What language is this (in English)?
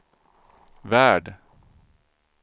Swedish